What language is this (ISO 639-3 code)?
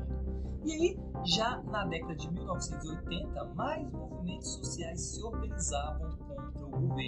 por